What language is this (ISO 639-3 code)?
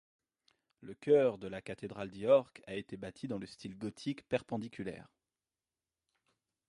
fra